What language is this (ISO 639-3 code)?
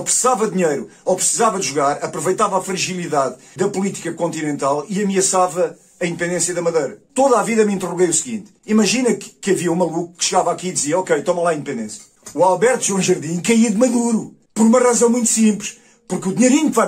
por